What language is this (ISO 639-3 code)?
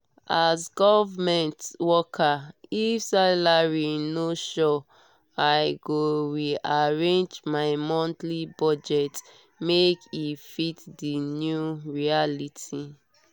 pcm